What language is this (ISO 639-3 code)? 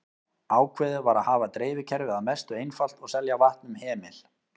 isl